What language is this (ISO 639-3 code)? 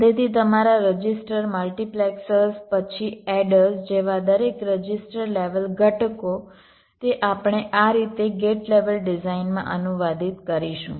guj